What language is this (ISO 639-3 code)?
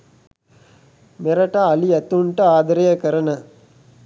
sin